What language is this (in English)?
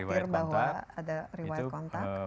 Indonesian